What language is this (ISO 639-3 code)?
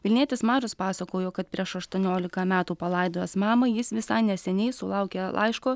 lit